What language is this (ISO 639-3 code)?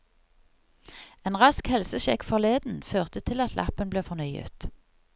nor